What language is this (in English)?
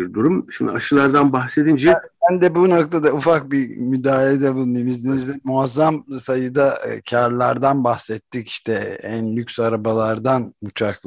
Turkish